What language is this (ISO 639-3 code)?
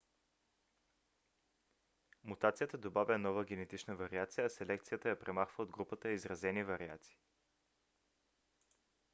bul